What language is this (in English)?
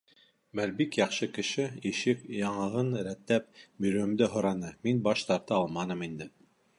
Bashkir